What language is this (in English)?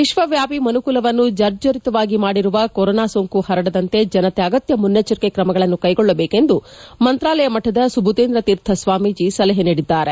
Kannada